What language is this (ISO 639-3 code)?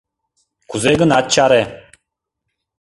chm